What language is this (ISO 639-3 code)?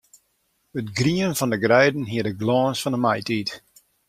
fry